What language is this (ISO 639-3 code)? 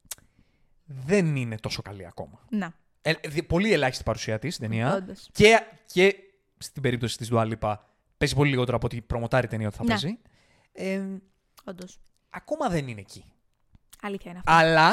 ell